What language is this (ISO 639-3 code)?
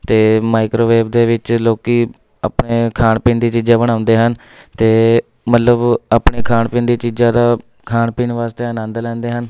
pan